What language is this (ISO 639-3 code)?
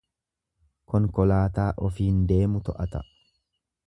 orm